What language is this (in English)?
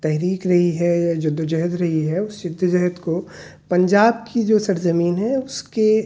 Urdu